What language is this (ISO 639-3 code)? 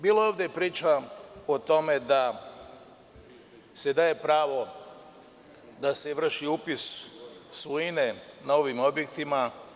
srp